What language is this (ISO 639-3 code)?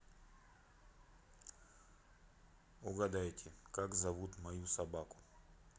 rus